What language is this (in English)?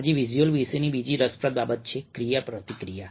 Gujarati